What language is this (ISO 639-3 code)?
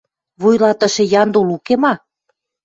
mrj